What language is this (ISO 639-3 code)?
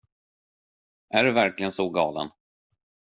swe